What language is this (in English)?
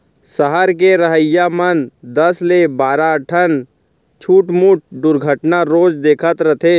Chhattisgarhi